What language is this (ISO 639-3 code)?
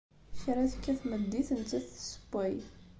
kab